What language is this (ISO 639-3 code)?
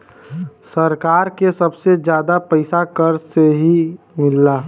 bho